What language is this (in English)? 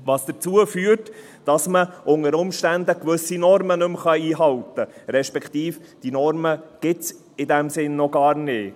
Swiss German